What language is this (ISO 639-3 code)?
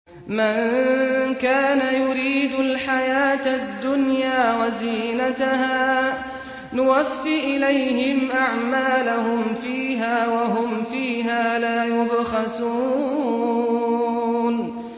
ara